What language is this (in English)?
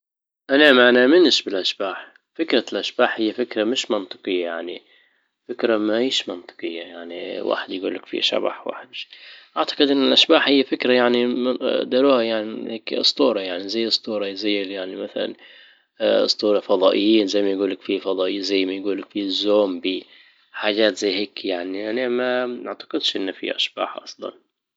Libyan Arabic